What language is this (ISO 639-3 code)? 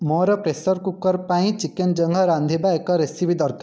ori